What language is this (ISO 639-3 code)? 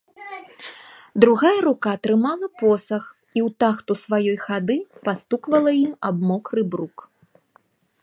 bel